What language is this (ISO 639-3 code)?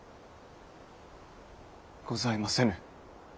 jpn